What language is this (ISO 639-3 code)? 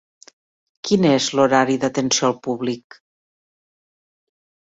cat